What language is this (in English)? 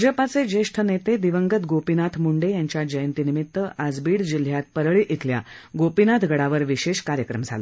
Marathi